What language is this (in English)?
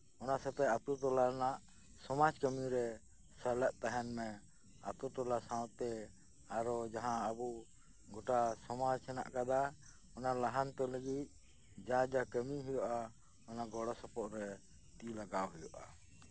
Santali